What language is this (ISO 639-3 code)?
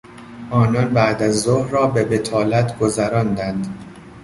fas